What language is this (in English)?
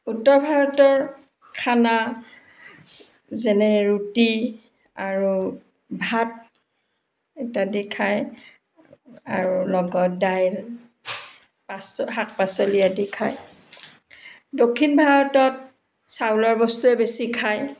Assamese